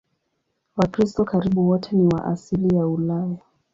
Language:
Swahili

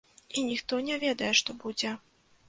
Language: Belarusian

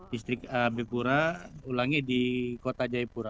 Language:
Indonesian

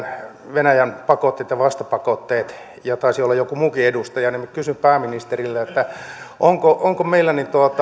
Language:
Finnish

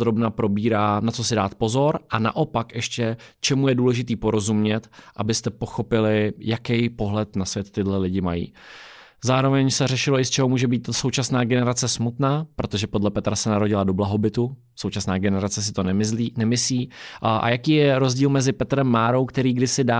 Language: Czech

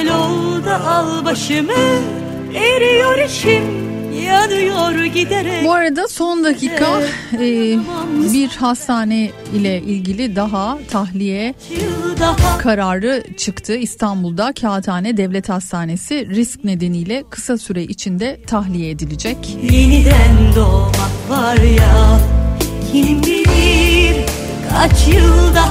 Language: Turkish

